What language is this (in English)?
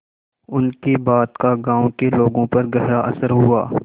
Hindi